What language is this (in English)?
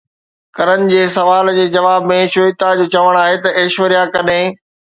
Sindhi